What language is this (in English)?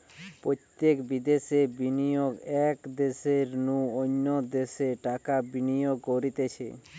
Bangla